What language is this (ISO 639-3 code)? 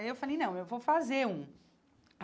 por